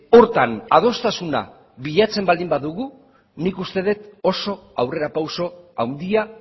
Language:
Basque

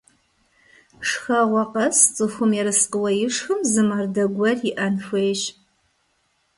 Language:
Kabardian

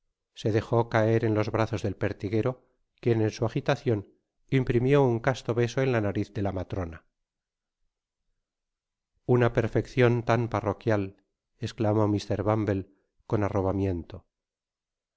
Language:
Spanish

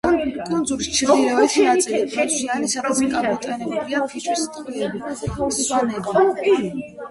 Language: Georgian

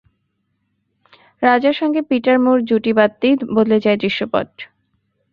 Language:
Bangla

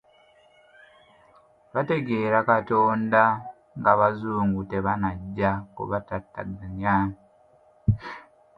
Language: Ganda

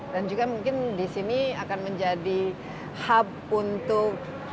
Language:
Indonesian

